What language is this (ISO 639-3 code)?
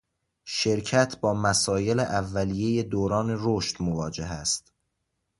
fas